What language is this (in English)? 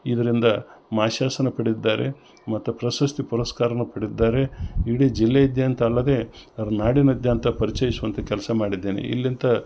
Kannada